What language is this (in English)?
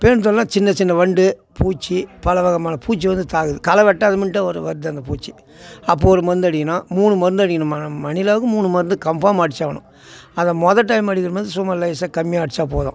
Tamil